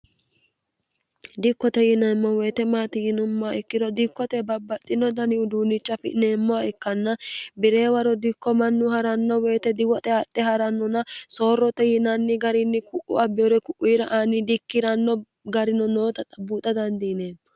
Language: Sidamo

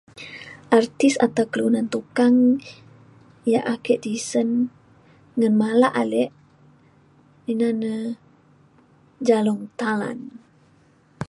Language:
Mainstream Kenyah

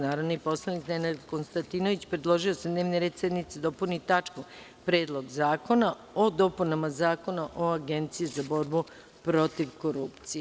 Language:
Serbian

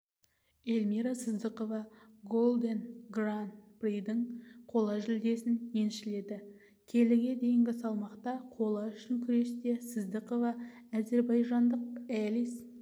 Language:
Kazakh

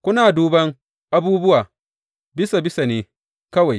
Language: Hausa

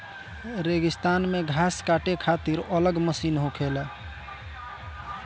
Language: Bhojpuri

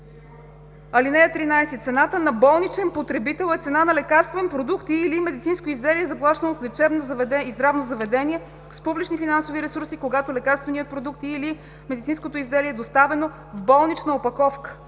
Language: Bulgarian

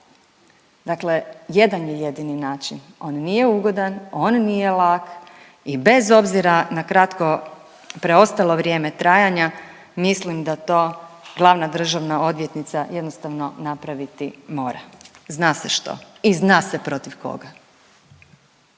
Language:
Croatian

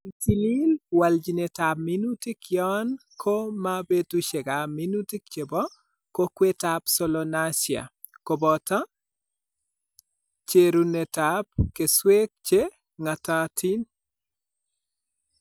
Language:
Kalenjin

